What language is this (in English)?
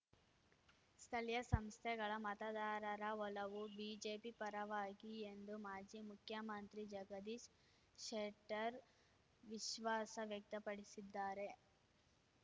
Kannada